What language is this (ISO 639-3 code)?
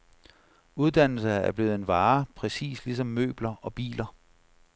dan